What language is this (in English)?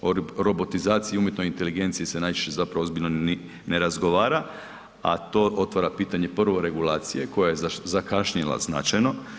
Croatian